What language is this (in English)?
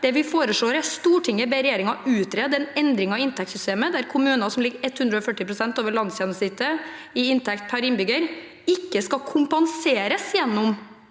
Norwegian